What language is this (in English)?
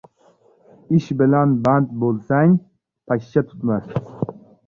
Uzbek